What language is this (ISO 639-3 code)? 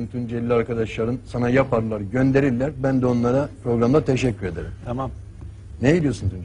tur